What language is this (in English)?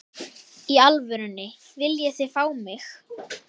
Icelandic